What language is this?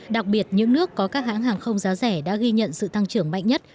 Vietnamese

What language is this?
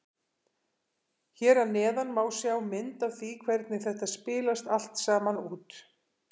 Icelandic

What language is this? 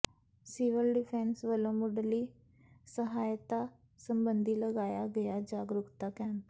Punjabi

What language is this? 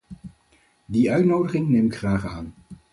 Dutch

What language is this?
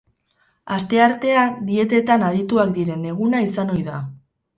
Basque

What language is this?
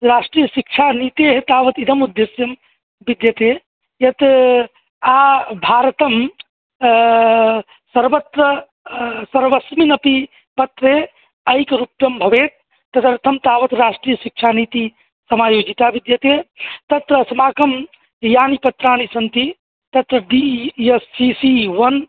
Sanskrit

